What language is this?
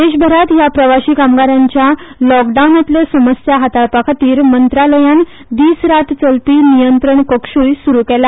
Konkani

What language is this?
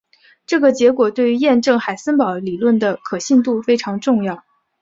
Chinese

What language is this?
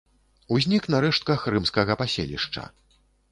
Belarusian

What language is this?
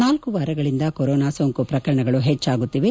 Kannada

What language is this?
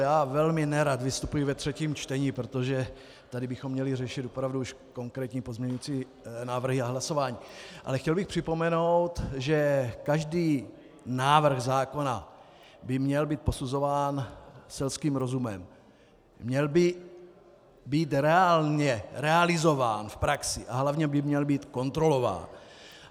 Czech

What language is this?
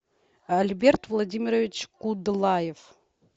Russian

